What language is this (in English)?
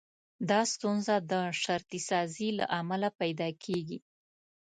Pashto